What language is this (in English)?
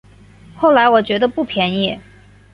Chinese